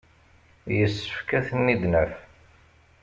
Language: Kabyle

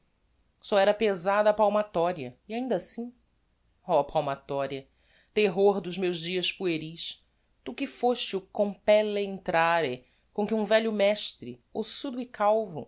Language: Portuguese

